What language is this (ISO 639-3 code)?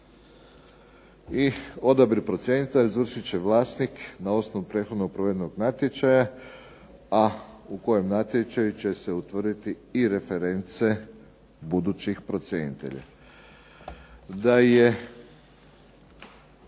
hrv